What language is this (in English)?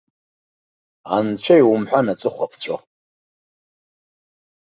Abkhazian